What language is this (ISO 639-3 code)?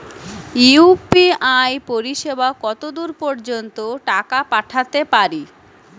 ben